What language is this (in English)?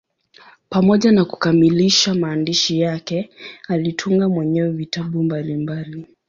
Swahili